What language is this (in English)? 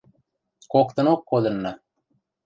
Western Mari